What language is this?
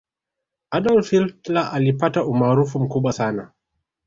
Swahili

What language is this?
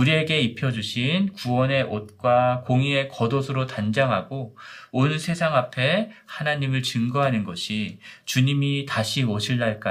Korean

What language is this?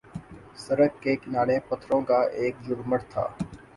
Urdu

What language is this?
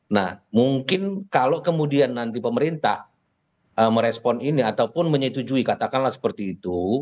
Indonesian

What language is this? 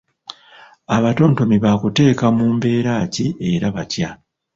Ganda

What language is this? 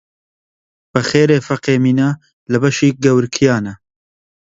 Central Kurdish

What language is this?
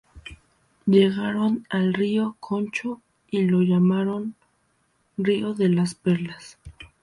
Spanish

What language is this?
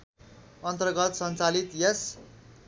Nepali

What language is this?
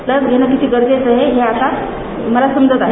Marathi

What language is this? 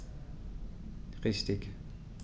German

